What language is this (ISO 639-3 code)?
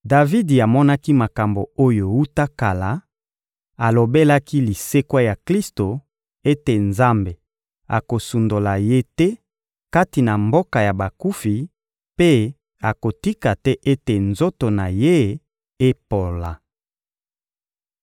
lin